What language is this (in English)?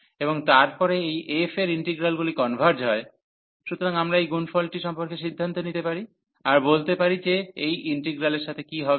Bangla